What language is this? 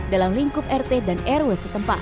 Indonesian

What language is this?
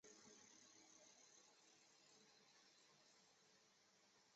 Chinese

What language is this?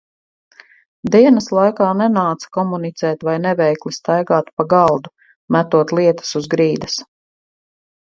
Latvian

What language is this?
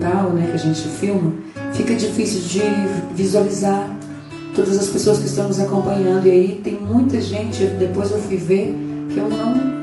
Portuguese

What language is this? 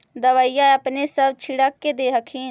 Magahi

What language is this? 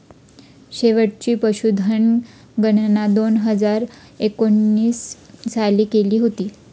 Marathi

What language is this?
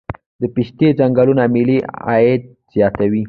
Pashto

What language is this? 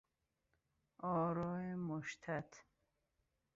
Persian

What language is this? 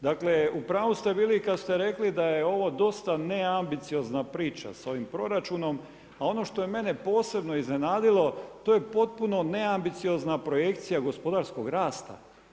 Croatian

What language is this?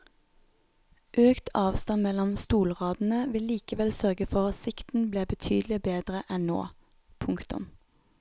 Norwegian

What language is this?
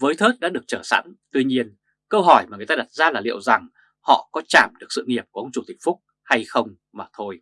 Vietnamese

